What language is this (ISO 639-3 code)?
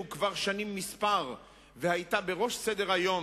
heb